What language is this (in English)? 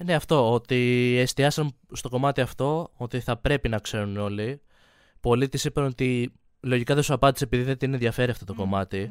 Greek